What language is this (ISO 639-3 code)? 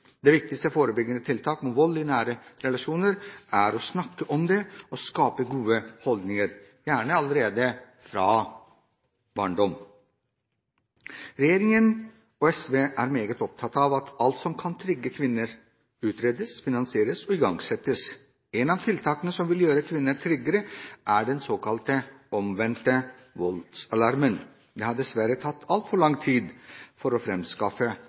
nob